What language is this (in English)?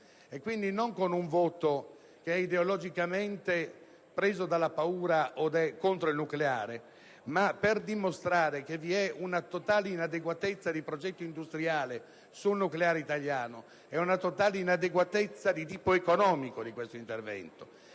Italian